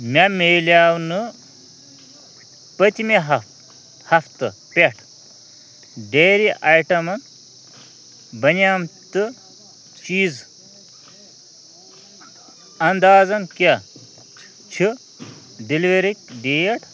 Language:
Kashmiri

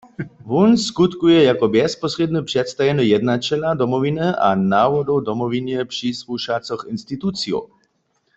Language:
Upper Sorbian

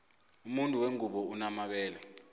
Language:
South Ndebele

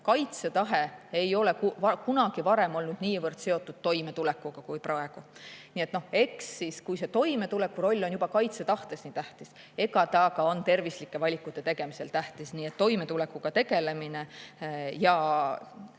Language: Estonian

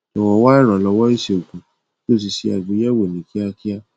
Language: Yoruba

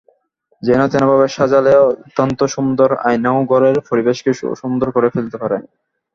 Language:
Bangla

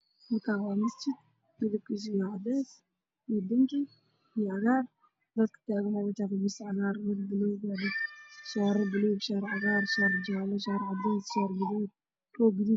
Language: Somali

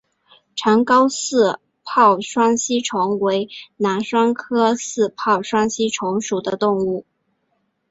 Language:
Chinese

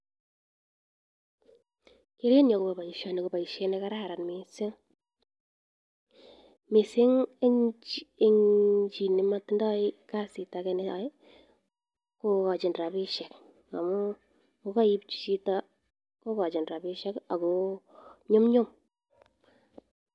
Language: Kalenjin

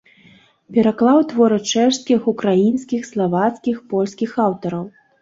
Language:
Belarusian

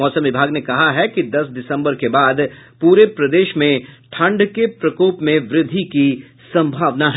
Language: Hindi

